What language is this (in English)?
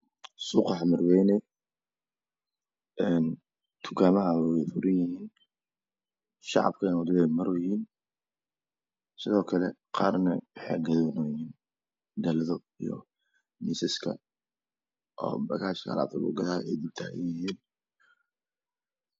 Somali